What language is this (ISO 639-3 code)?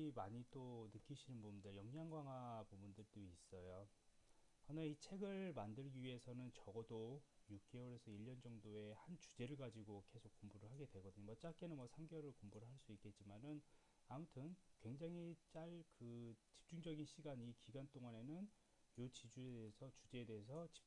kor